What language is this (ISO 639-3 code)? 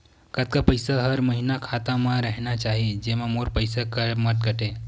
hne